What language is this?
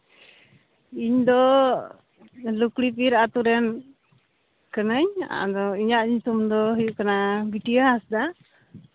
Santali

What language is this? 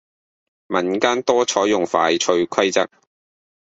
Cantonese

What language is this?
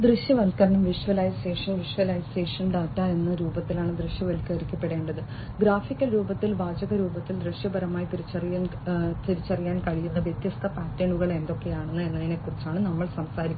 Malayalam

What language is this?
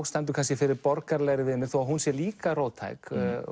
Icelandic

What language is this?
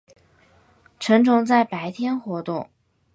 Chinese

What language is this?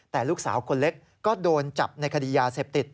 Thai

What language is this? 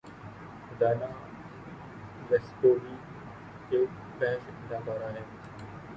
Urdu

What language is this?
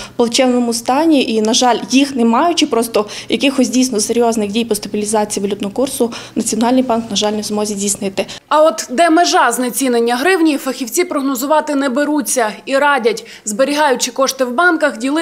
Ukrainian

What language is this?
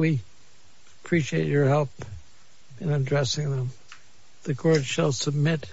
English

